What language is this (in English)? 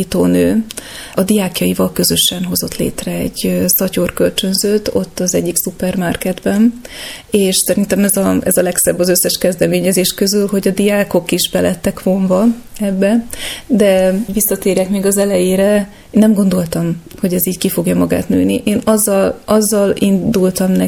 Hungarian